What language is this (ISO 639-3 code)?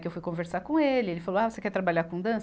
por